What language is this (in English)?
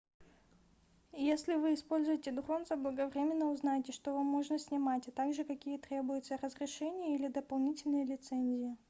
Russian